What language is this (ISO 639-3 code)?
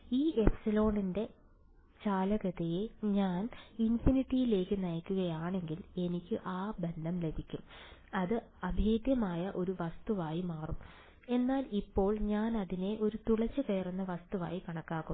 mal